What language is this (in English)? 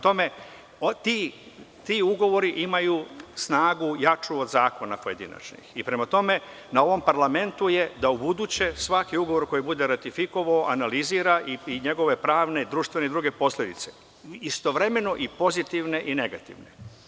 Serbian